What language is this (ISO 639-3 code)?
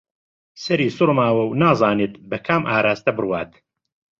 ckb